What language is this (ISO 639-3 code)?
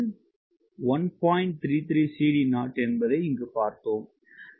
tam